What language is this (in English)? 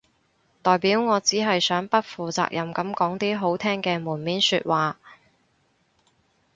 Cantonese